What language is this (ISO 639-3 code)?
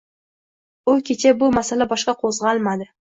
uzb